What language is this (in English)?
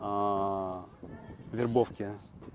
Russian